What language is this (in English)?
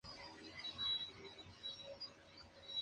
Spanish